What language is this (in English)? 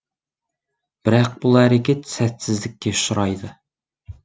Kazakh